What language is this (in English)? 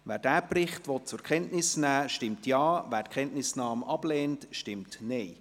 Swiss German